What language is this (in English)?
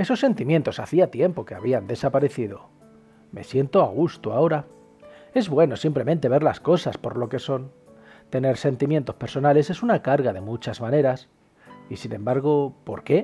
Spanish